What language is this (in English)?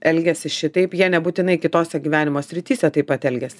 Lithuanian